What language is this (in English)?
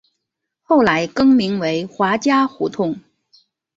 Chinese